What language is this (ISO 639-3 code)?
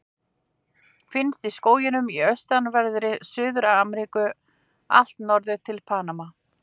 isl